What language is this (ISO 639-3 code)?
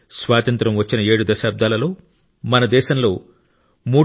tel